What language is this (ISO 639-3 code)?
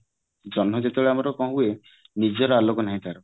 ori